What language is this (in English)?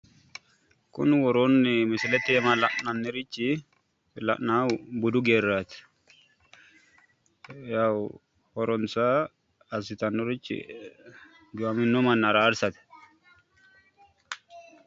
Sidamo